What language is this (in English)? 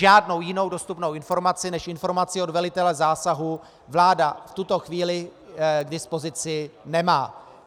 Czech